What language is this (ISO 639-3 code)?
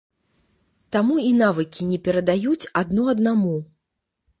bel